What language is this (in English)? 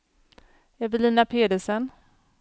Swedish